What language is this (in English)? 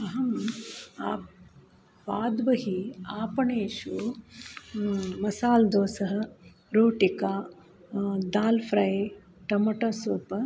Sanskrit